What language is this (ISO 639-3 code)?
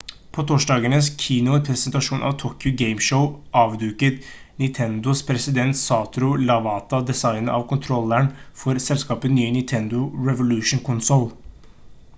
nob